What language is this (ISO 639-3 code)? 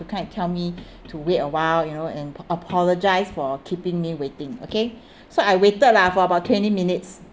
eng